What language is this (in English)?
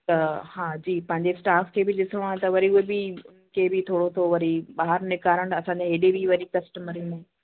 Sindhi